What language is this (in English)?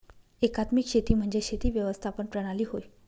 Marathi